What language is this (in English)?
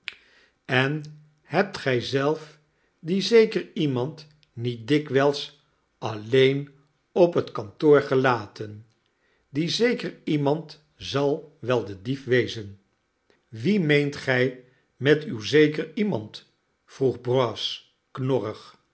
Dutch